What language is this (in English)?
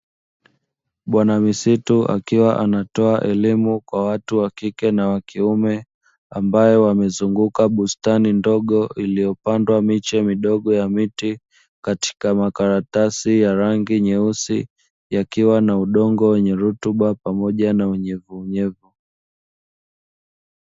Swahili